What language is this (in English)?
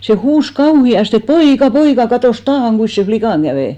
Finnish